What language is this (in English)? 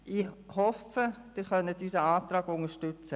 Swiss German